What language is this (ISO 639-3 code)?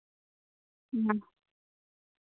sat